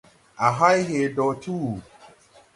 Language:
Tupuri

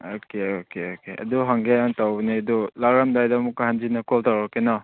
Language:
Manipuri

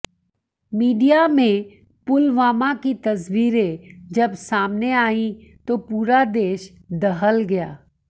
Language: Hindi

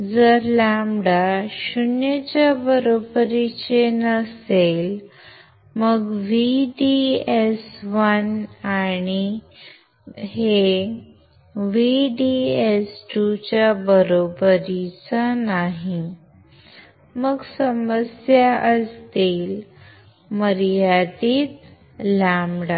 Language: Marathi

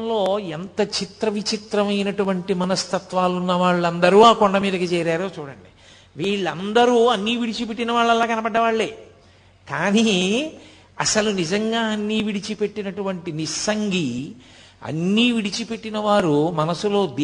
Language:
Telugu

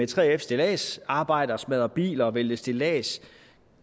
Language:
Danish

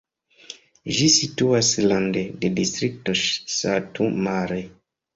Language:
Esperanto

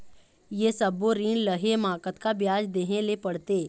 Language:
Chhattisgarhi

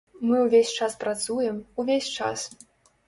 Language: Belarusian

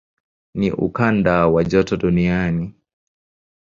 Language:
Swahili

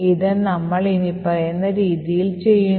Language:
Malayalam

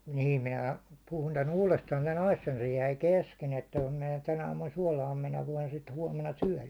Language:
Finnish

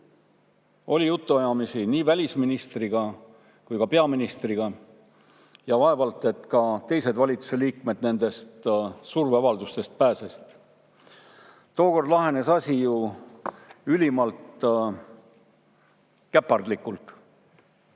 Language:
Estonian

